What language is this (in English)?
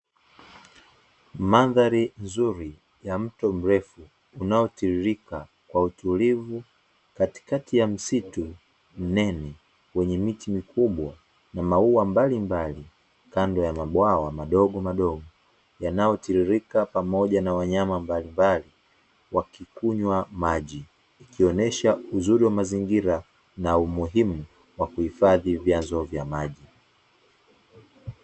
Swahili